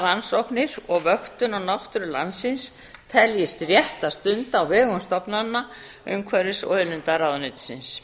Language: Icelandic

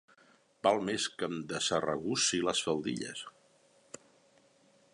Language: Catalan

